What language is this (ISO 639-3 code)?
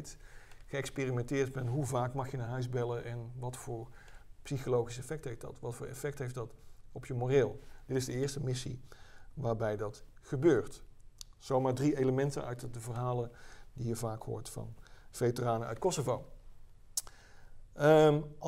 nld